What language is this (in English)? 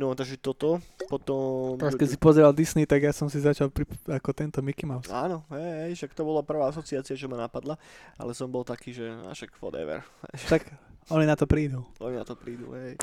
Slovak